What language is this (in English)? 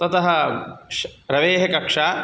Sanskrit